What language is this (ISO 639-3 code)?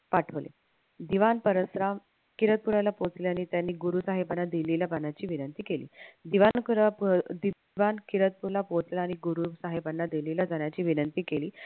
mar